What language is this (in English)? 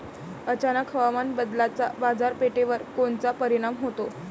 Marathi